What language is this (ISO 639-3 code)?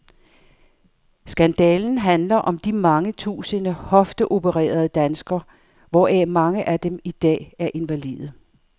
dan